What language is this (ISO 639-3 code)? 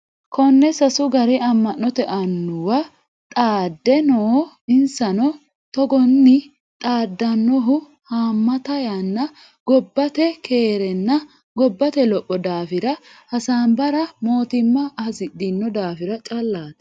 sid